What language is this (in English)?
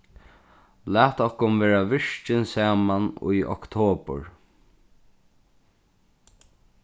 Faroese